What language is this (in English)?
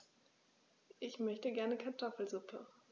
German